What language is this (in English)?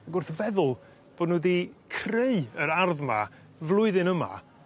Welsh